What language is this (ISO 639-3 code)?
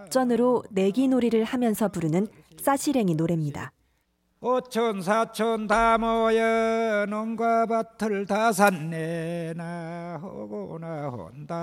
kor